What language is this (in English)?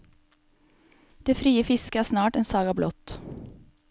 Norwegian